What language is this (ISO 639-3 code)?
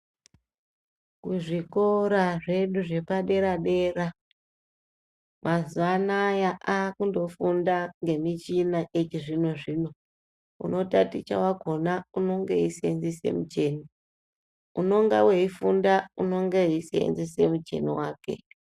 ndc